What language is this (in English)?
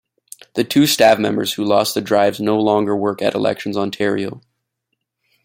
English